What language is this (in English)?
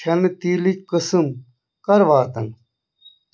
Kashmiri